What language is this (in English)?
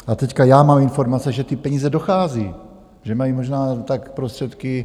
Czech